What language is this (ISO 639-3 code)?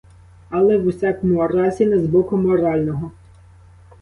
ukr